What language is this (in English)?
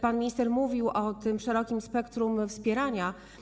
Polish